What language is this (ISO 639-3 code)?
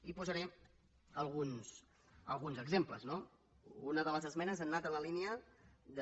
cat